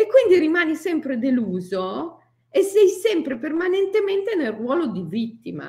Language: Italian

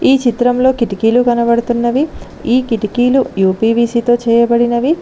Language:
Telugu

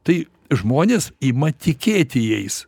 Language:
Lithuanian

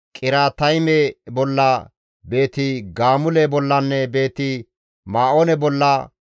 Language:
Gamo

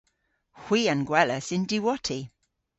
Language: Cornish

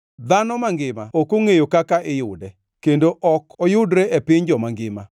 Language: Luo (Kenya and Tanzania)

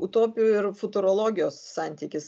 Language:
Lithuanian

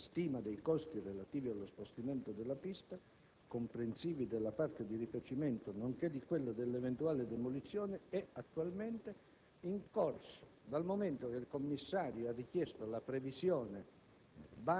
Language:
Italian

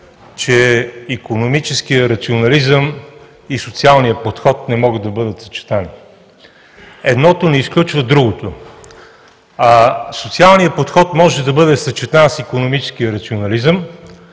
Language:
Bulgarian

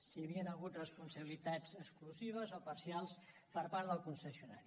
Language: Catalan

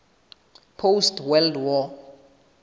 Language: Southern Sotho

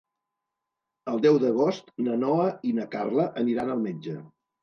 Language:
Catalan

